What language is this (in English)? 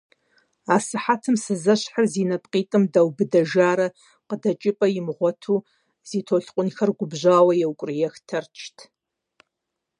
Kabardian